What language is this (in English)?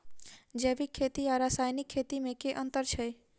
Maithili